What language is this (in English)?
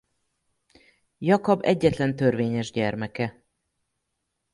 Hungarian